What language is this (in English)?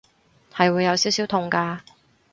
Cantonese